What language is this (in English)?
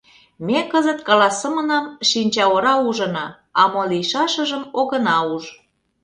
Mari